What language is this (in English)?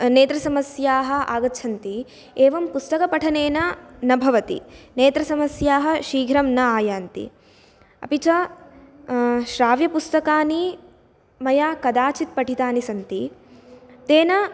Sanskrit